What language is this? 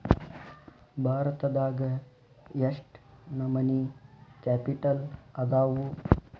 Kannada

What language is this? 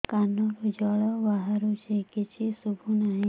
Odia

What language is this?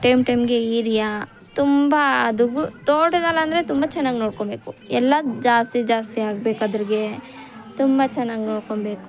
Kannada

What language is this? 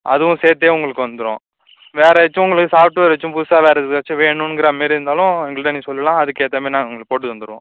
Tamil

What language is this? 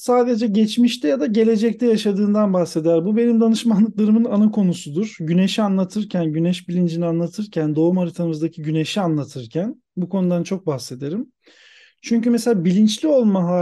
Turkish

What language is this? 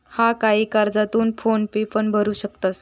Marathi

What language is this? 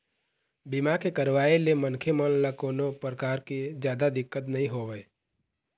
Chhattisgarhi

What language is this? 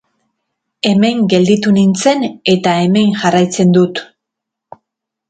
Basque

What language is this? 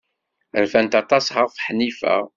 Kabyle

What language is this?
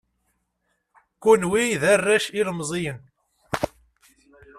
Kabyle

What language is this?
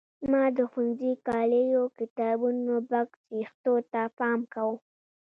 Pashto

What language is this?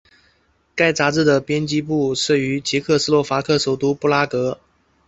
Chinese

